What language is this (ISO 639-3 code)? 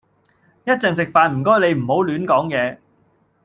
yue